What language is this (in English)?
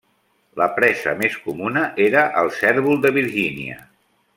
Catalan